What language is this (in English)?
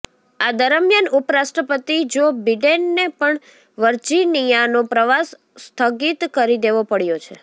Gujarati